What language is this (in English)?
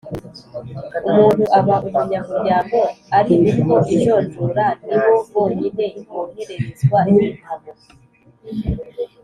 Kinyarwanda